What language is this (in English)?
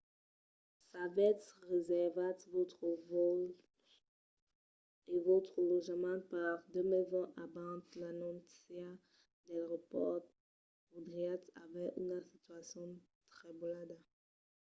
Occitan